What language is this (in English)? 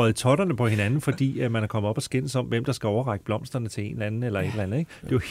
Danish